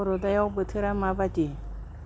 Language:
Bodo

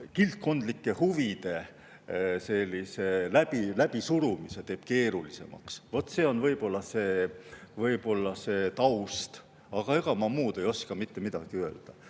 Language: Estonian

